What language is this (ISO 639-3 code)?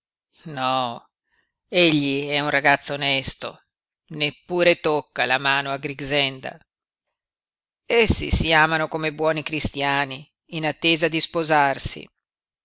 ita